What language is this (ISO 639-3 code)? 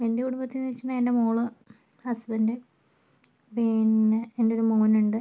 mal